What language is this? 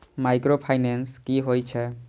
Maithili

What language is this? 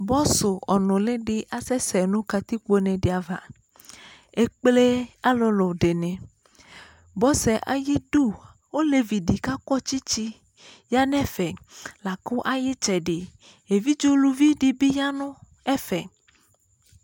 Ikposo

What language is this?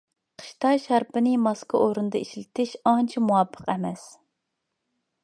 Uyghur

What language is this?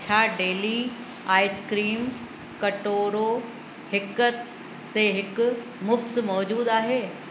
Sindhi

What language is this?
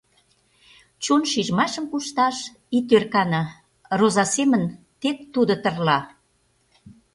Mari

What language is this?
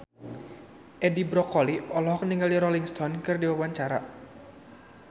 Sundanese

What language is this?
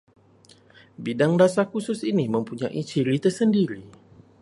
Malay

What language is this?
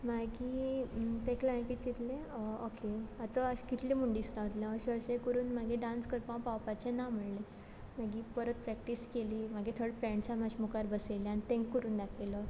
Konkani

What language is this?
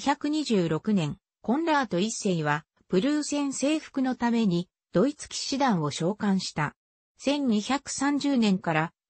Japanese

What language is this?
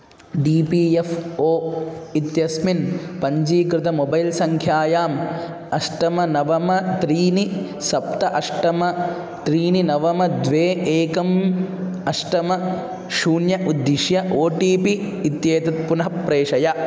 Sanskrit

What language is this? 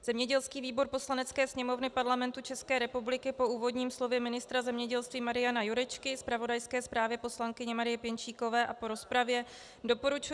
Czech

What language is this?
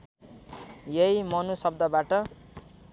Nepali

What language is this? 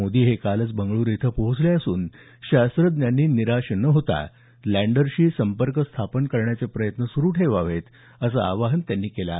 Marathi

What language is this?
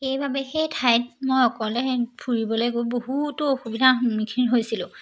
Assamese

